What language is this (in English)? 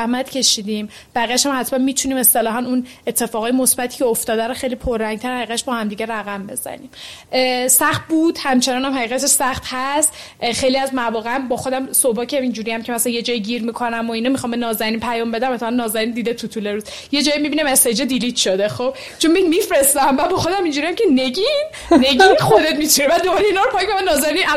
Persian